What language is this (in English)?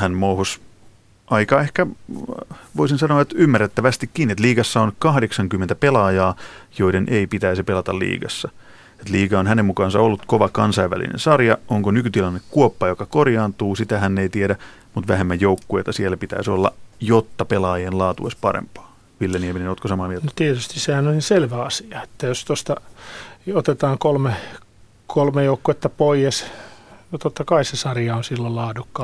Finnish